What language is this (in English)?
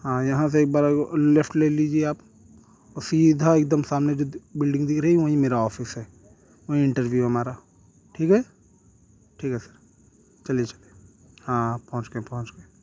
Urdu